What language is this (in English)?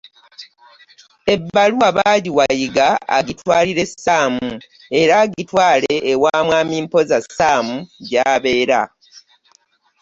Ganda